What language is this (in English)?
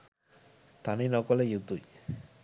Sinhala